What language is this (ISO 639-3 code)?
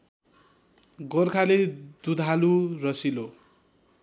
nep